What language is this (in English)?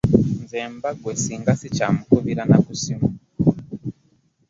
Ganda